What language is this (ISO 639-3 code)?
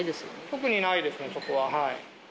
jpn